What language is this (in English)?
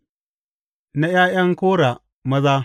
Hausa